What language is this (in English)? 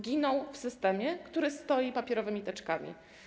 Polish